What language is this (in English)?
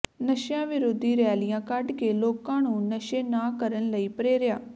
Punjabi